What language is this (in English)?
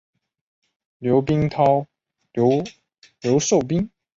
Chinese